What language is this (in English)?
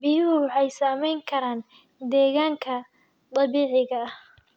Somali